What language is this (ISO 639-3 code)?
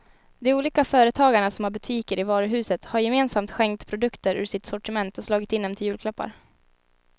swe